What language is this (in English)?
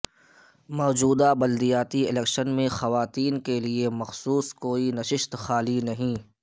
Urdu